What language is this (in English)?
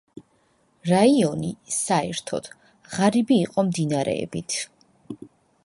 Georgian